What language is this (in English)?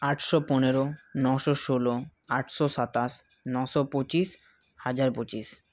Bangla